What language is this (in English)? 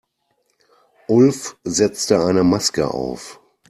German